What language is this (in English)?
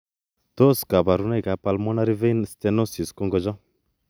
Kalenjin